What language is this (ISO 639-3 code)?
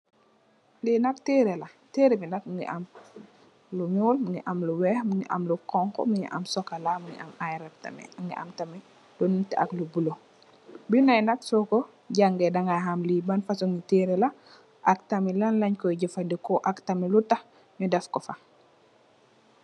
wol